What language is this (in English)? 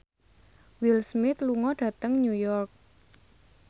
Javanese